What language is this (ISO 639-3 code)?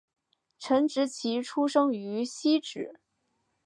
zho